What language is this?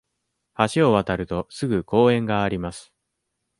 Japanese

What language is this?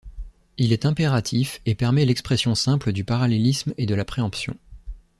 French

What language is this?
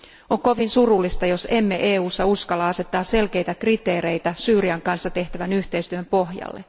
Finnish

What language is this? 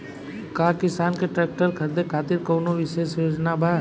Bhojpuri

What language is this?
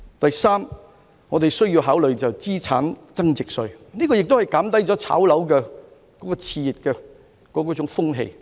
Cantonese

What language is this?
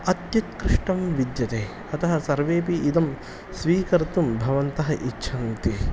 Sanskrit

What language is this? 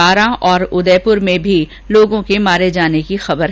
Hindi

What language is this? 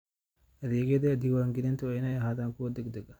Somali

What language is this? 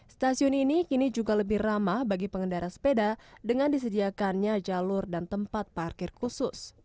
Indonesian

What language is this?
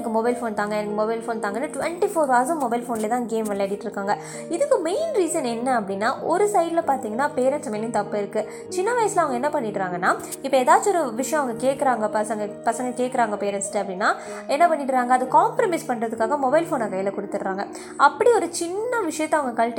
Tamil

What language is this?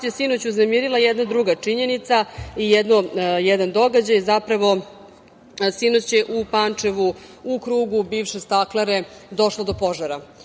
Serbian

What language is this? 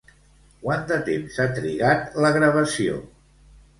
Catalan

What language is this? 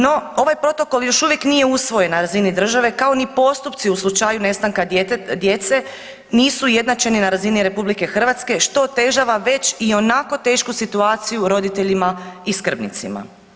Croatian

